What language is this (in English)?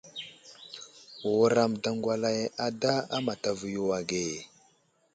Wuzlam